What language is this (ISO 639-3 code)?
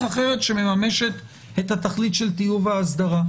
heb